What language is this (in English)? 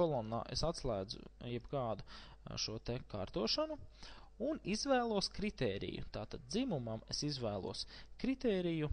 Latvian